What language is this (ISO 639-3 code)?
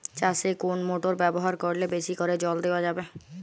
ben